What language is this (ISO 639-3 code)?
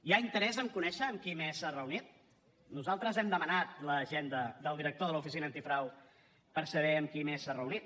cat